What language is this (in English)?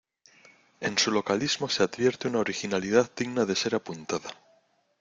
Spanish